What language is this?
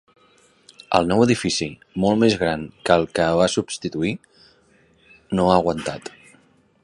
Catalan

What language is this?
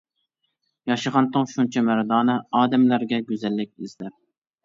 Uyghur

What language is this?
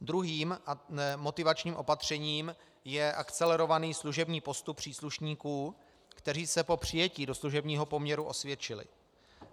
Czech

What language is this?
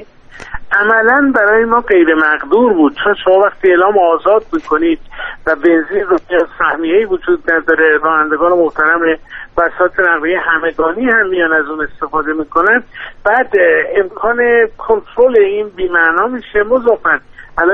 Persian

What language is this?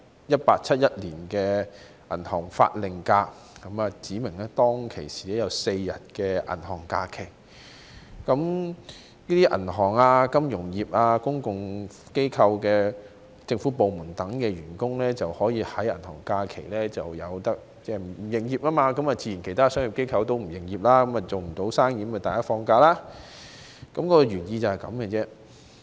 Cantonese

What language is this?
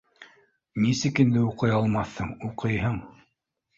Bashkir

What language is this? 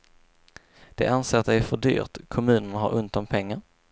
Swedish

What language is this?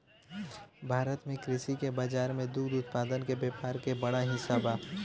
Bhojpuri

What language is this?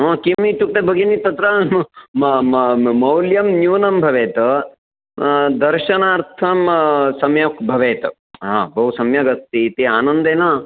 Sanskrit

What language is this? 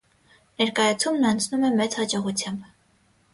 Armenian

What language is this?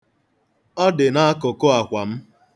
Igbo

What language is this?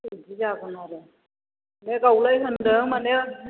Bodo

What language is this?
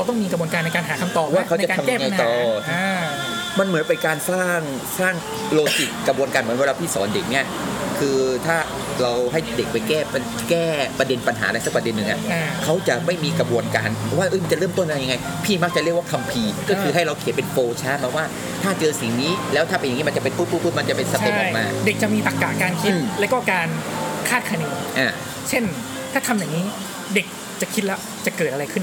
Thai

